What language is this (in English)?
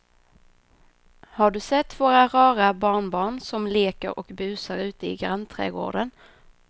Swedish